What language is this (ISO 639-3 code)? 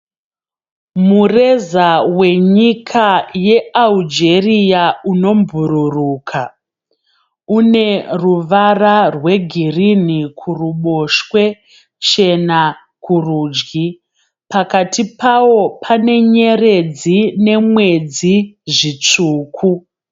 sna